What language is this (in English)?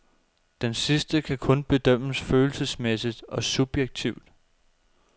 Danish